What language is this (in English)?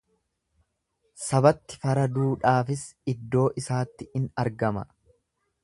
Oromo